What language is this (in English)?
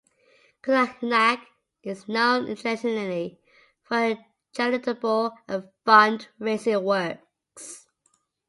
English